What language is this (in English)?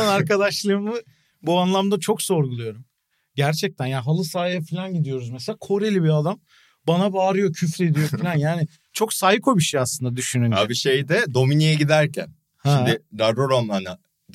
Turkish